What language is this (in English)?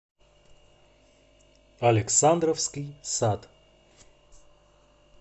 Russian